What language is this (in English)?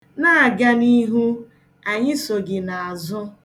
Igbo